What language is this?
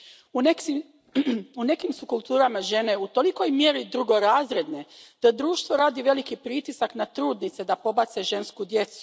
Croatian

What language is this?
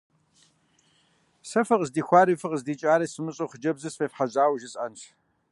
Kabardian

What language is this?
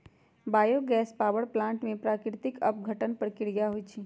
Magahi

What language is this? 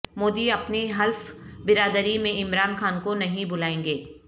Urdu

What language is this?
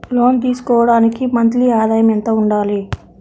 Telugu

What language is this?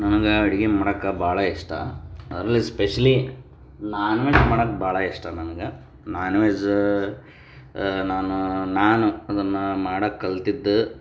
Kannada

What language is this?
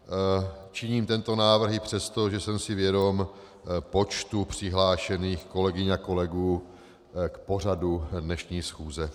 Czech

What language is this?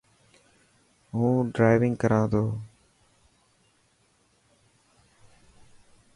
Dhatki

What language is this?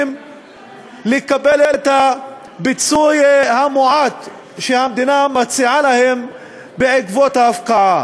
Hebrew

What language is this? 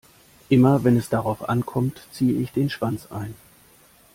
German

